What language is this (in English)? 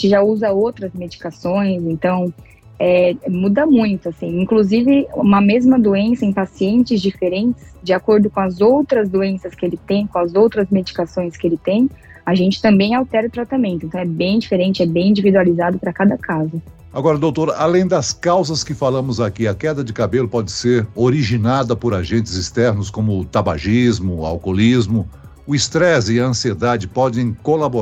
Portuguese